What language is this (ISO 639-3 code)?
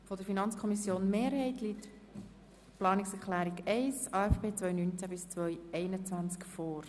gsw